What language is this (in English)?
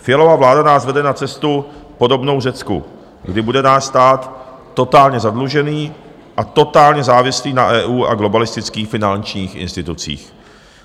Czech